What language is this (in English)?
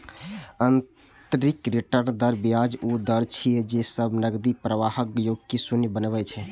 Maithili